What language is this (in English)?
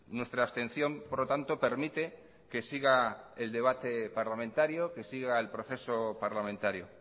Spanish